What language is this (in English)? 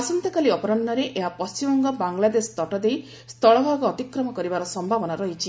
Odia